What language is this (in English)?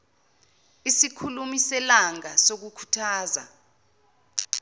Zulu